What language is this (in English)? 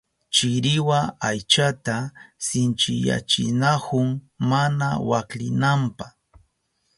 Southern Pastaza Quechua